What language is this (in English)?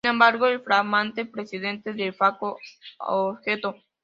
Spanish